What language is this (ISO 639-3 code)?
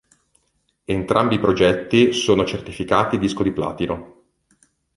ita